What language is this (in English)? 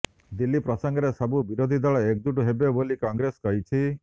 Odia